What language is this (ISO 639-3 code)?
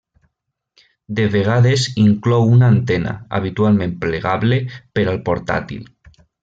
cat